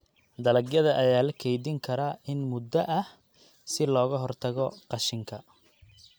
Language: Somali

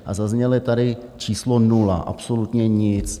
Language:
Czech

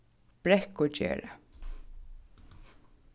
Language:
Faroese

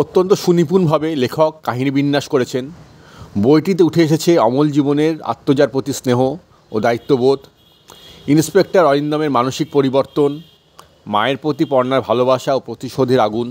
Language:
Bangla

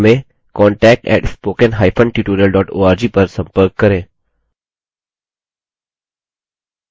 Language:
Hindi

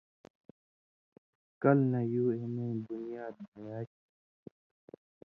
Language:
Indus Kohistani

